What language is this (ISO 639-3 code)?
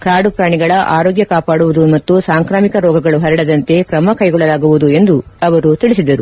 kan